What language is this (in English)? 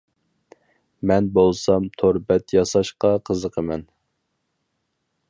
Uyghur